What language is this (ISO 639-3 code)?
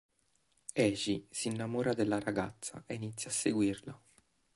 ita